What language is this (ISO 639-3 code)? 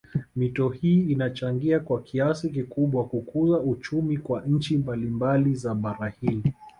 swa